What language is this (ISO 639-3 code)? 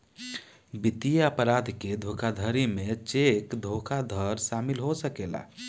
bho